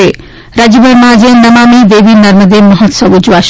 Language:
Gujarati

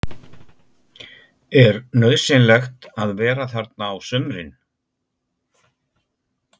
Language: Icelandic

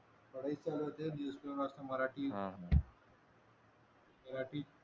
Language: Marathi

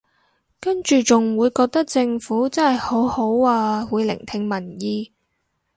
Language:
Cantonese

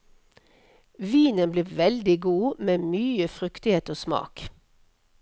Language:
Norwegian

